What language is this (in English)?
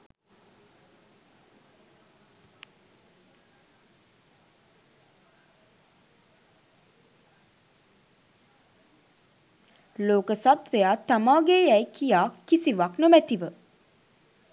Sinhala